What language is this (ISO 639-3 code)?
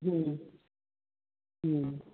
pan